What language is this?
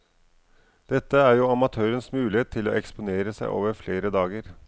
Norwegian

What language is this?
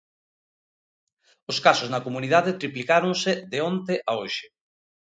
Galician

